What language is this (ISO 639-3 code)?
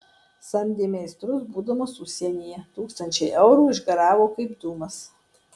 lit